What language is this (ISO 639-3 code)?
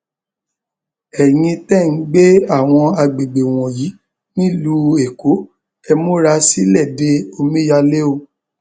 yor